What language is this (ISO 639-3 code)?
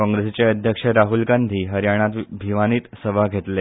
kok